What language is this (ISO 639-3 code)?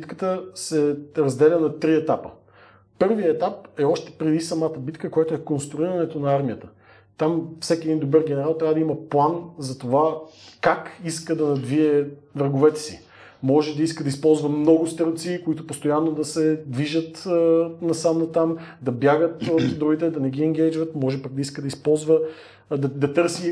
bul